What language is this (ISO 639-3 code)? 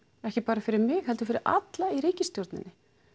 isl